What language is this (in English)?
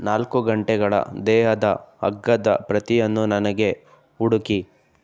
Kannada